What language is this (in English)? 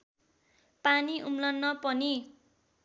Nepali